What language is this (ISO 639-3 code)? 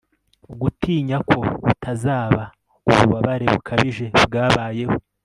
kin